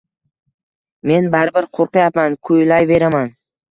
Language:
Uzbek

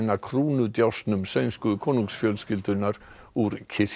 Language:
Icelandic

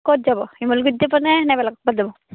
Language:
Assamese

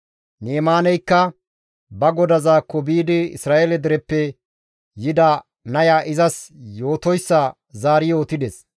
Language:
Gamo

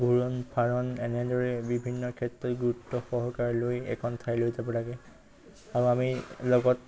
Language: Assamese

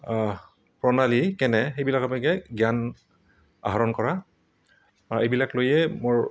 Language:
Assamese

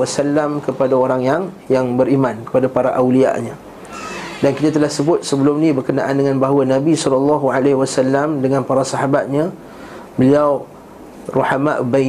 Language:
Malay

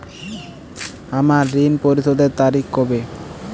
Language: Bangla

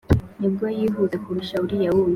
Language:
Kinyarwanda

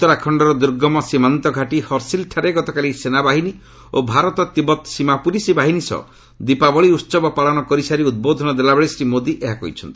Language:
Odia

